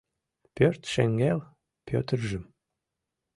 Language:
Mari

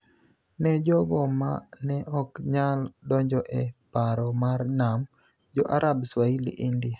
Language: Luo (Kenya and Tanzania)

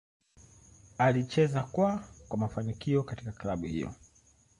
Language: Swahili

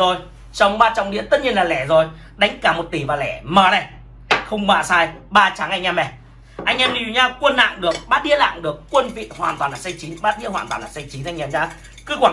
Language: Vietnamese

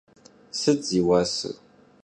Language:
Kabardian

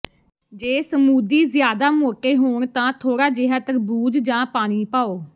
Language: Punjabi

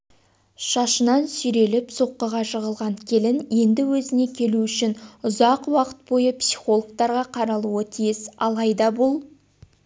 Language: Kazakh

